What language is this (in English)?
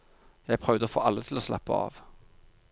Norwegian